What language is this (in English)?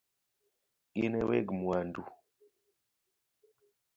Luo (Kenya and Tanzania)